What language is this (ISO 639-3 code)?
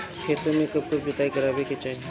bho